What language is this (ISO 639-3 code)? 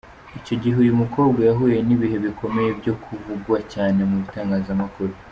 kin